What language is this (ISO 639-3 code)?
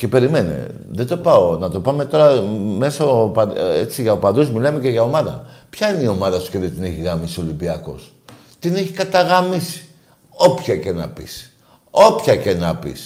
ell